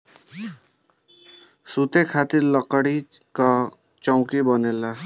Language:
Bhojpuri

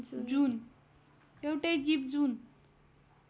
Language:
Nepali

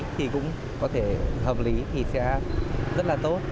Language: Vietnamese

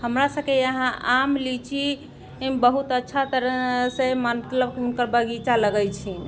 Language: Maithili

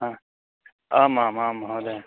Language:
Sanskrit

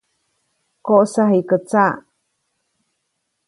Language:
Copainalá Zoque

